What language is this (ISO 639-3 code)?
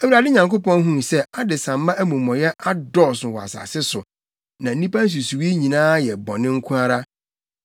aka